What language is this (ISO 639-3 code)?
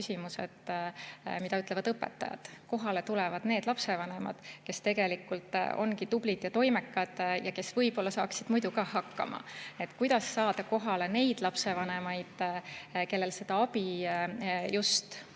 est